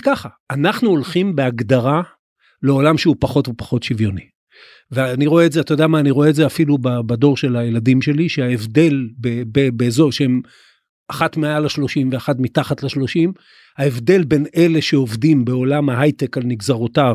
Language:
Hebrew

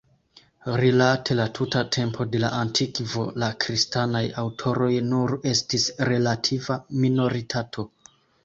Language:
Esperanto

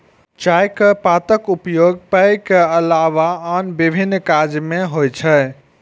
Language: Maithili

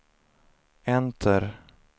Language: Swedish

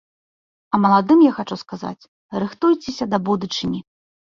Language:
Belarusian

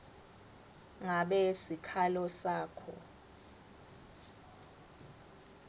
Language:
Swati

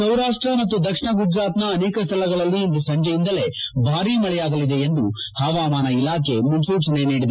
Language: Kannada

